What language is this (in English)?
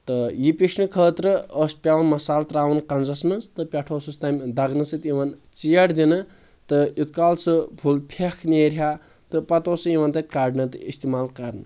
Kashmiri